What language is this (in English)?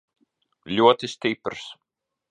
Latvian